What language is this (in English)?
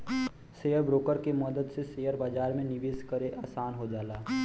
Bhojpuri